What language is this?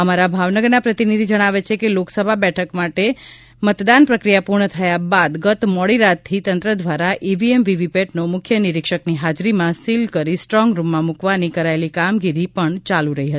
Gujarati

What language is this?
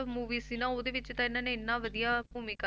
Punjabi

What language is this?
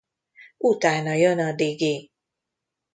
Hungarian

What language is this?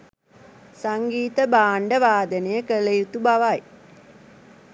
Sinhala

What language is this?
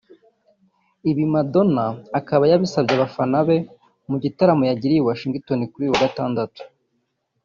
Kinyarwanda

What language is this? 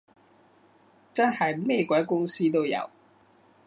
Cantonese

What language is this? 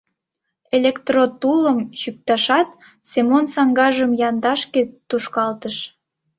Mari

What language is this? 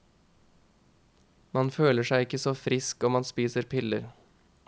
Norwegian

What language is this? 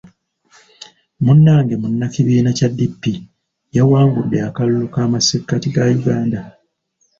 Ganda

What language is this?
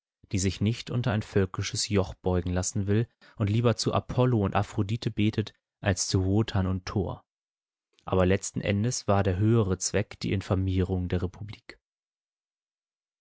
German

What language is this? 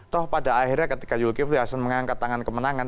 Indonesian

